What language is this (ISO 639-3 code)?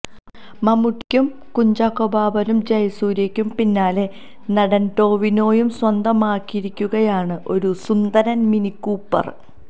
mal